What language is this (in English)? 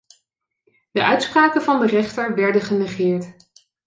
Dutch